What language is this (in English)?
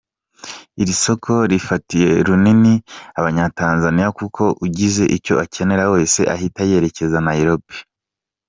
Kinyarwanda